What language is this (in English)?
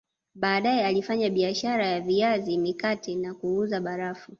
Swahili